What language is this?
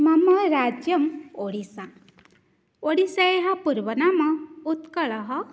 Sanskrit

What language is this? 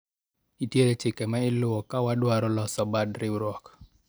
Luo (Kenya and Tanzania)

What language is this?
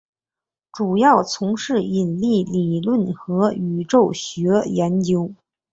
Chinese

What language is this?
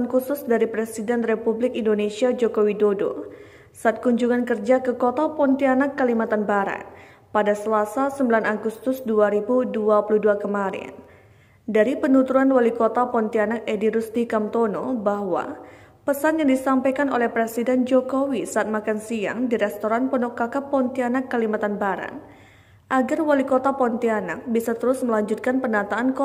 Indonesian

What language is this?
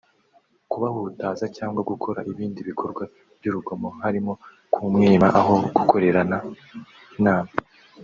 Kinyarwanda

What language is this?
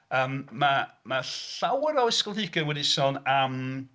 Welsh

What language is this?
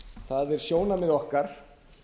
Icelandic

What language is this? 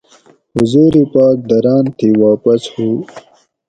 Gawri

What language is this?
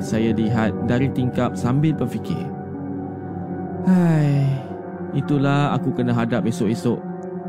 Malay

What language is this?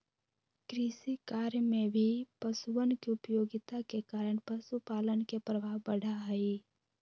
Magahi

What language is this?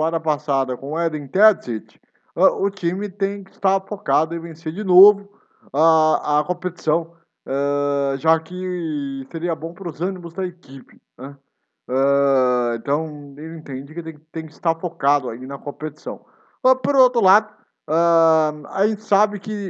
Portuguese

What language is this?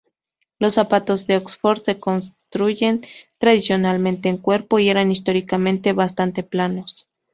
Spanish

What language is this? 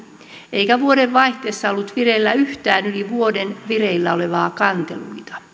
Finnish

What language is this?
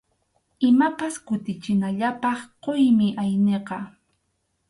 Arequipa-La Unión Quechua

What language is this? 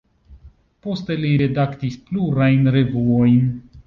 Esperanto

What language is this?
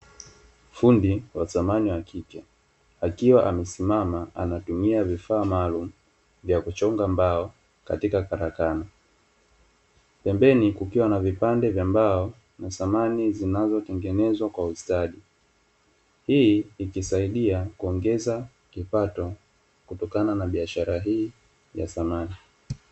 Swahili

